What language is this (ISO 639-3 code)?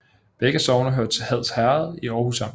dan